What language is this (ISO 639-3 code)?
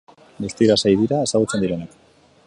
eus